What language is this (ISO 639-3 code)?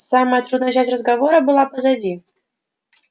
rus